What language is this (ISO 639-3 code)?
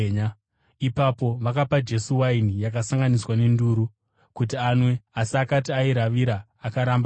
sna